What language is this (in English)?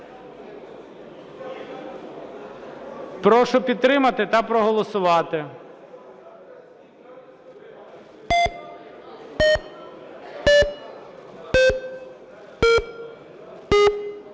Ukrainian